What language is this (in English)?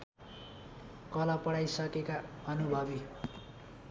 Nepali